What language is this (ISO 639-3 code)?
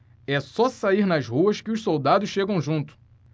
por